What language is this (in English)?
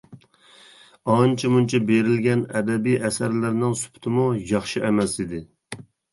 Uyghur